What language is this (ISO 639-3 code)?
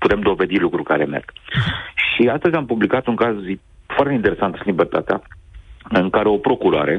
ron